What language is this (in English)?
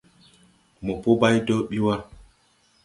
Tupuri